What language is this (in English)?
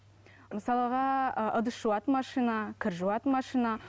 Kazakh